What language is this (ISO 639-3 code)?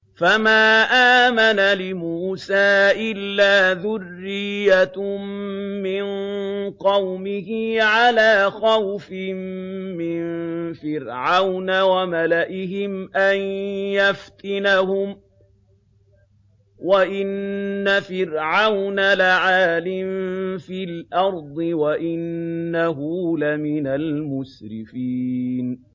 ara